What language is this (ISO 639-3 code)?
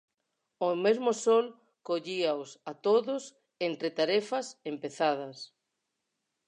glg